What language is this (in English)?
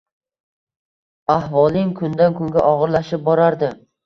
Uzbek